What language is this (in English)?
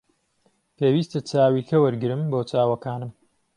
Central Kurdish